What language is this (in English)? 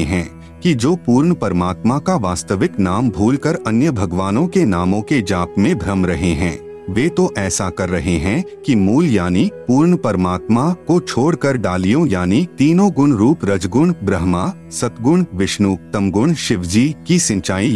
Hindi